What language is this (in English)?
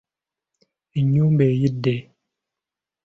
Ganda